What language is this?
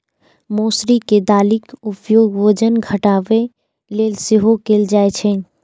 Maithili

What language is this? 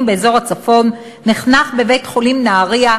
Hebrew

